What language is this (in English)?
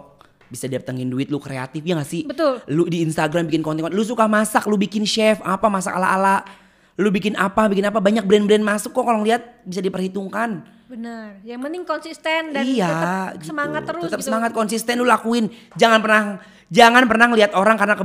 Indonesian